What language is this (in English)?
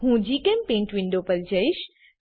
Gujarati